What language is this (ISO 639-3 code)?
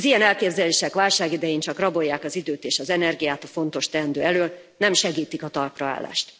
hun